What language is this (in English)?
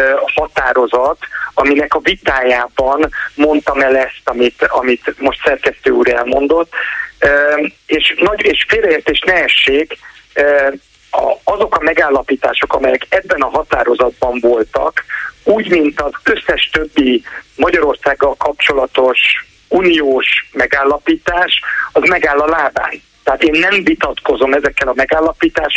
Hungarian